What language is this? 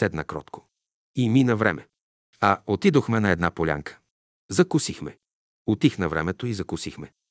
Bulgarian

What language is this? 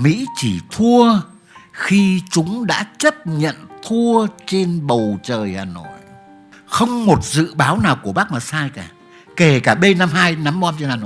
Vietnamese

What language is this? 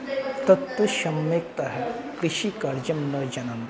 Sanskrit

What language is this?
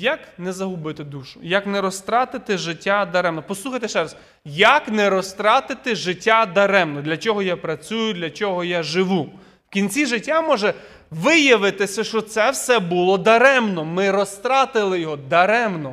Ukrainian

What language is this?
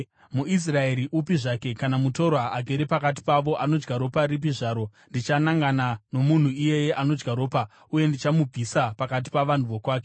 Shona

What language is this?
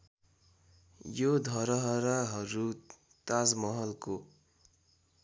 Nepali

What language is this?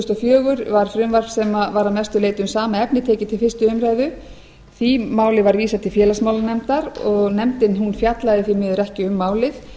Icelandic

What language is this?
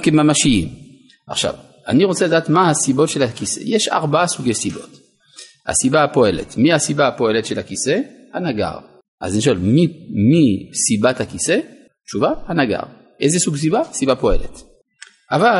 Hebrew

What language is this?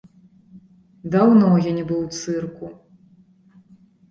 Belarusian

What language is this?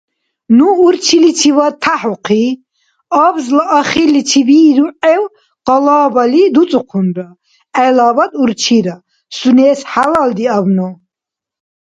Dargwa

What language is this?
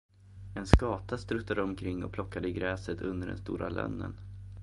Swedish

